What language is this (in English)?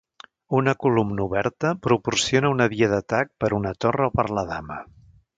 Catalan